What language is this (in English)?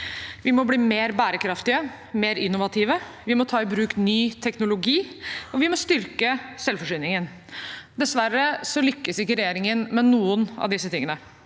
Norwegian